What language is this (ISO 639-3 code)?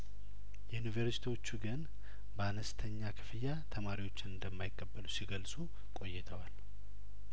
amh